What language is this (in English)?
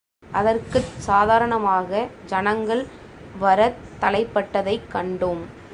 Tamil